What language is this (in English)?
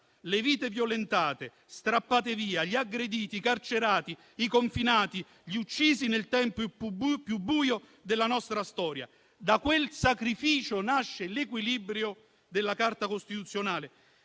Italian